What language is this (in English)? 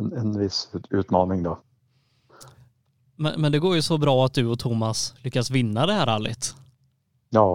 Swedish